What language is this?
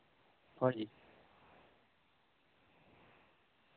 Santali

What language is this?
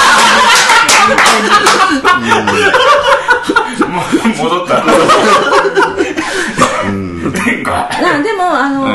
Japanese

